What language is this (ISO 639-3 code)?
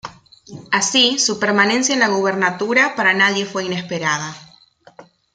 spa